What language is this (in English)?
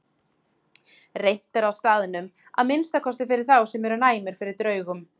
Icelandic